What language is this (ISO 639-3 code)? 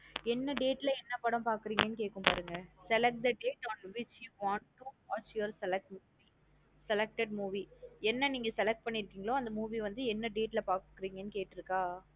tam